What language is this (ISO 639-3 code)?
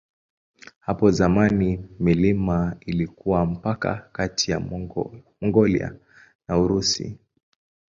swa